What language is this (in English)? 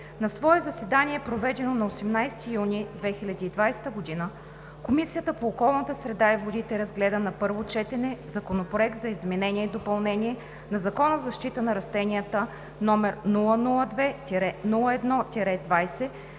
Bulgarian